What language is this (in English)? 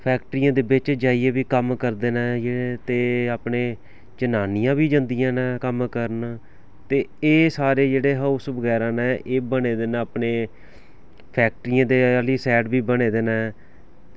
Dogri